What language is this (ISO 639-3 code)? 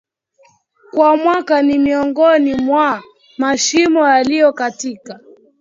swa